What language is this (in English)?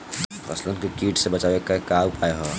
Bhojpuri